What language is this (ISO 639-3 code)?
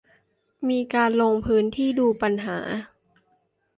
tha